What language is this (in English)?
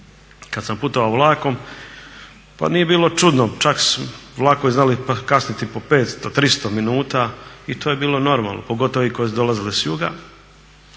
Croatian